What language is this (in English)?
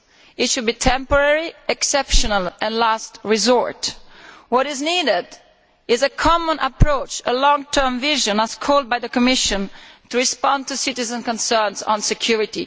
English